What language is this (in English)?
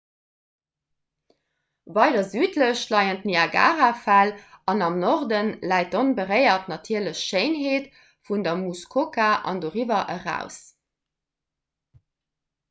Luxembourgish